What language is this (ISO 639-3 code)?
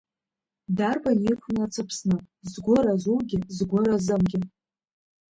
abk